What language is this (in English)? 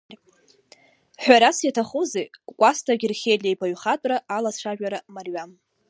Abkhazian